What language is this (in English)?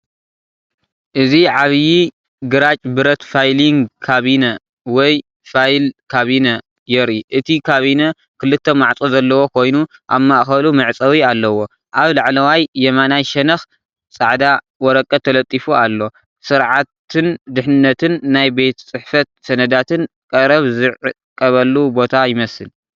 Tigrinya